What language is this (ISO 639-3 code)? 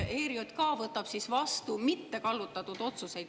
est